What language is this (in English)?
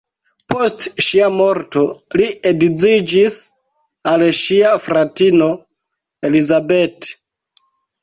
Esperanto